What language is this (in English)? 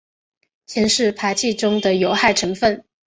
Chinese